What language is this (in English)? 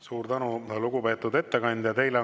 Estonian